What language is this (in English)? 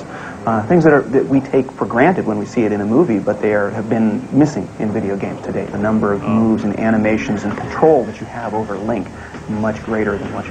Swedish